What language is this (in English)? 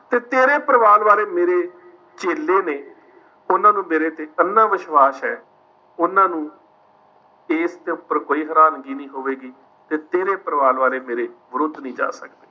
Punjabi